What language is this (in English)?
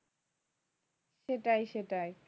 Bangla